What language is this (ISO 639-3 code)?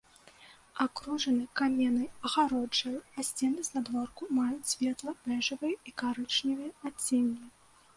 bel